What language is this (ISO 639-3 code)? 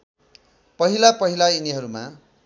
nep